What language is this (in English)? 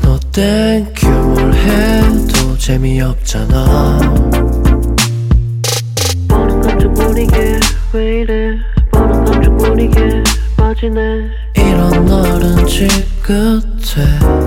Korean